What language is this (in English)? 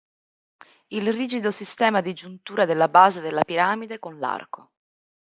Italian